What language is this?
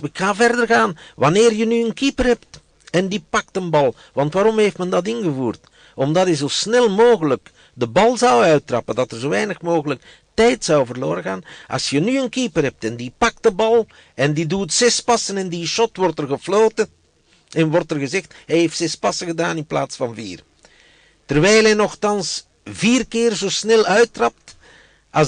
Dutch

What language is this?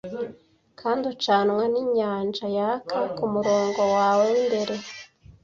Kinyarwanda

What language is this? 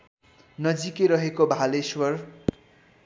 Nepali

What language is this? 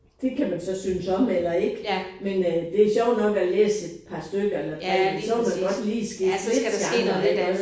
Danish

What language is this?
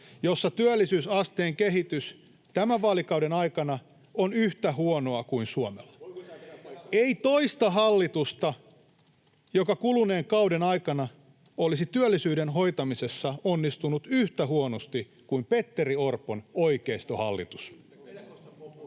Finnish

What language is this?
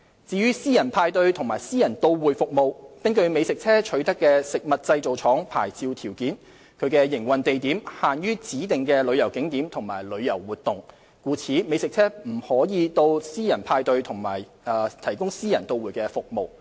Cantonese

